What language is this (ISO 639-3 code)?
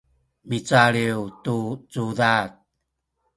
szy